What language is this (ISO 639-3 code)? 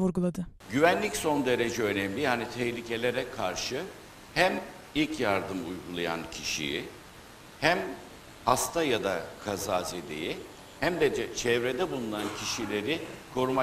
tur